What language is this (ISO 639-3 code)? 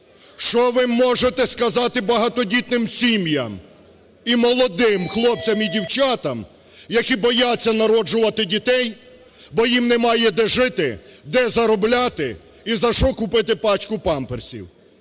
ukr